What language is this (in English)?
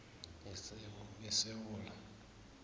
South Ndebele